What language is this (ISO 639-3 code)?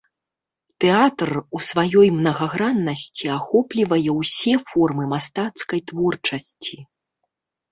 bel